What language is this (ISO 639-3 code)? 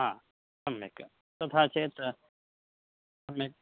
san